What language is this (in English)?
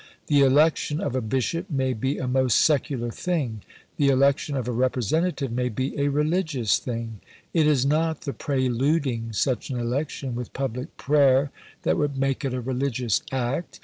English